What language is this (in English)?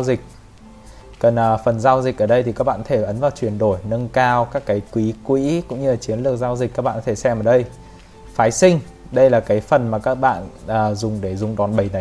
Vietnamese